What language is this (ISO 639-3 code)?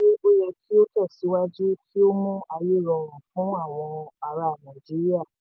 yor